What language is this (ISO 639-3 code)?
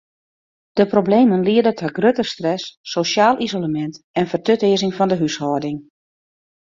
fry